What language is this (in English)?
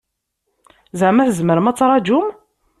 Kabyle